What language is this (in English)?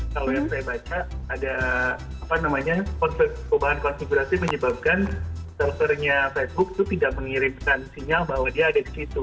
Indonesian